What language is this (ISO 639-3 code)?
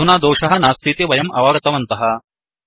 san